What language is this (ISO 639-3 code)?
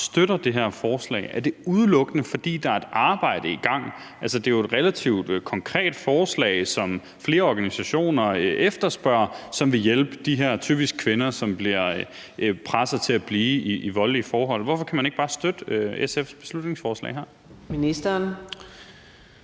dan